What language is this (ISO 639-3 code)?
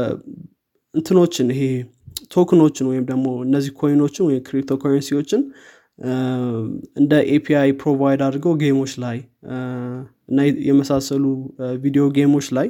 amh